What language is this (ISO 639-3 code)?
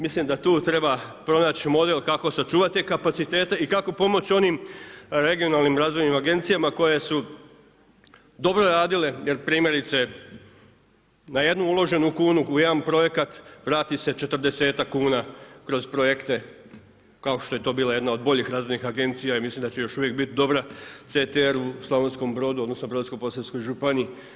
hrv